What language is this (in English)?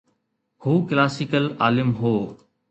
Sindhi